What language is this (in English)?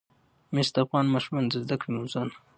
Pashto